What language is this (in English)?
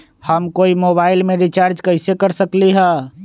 Magahi